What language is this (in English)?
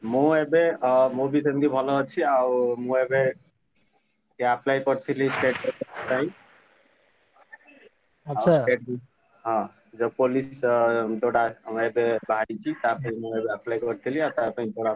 Odia